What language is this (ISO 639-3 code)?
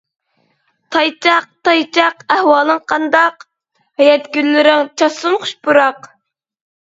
uig